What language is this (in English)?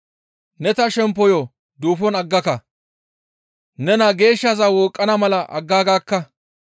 Gamo